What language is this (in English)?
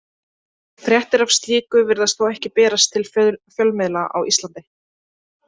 Icelandic